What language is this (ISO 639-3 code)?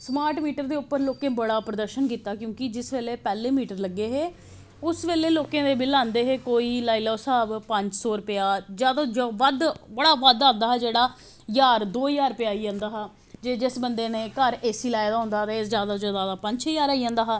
doi